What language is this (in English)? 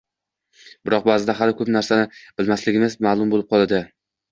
Uzbek